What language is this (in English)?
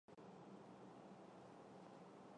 Chinese